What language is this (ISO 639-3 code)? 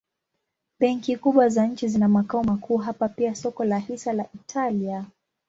swa